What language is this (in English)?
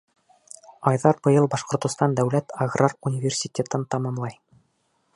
Bashkir